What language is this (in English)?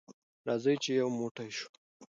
Pashto